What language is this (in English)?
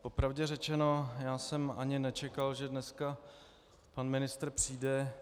Czech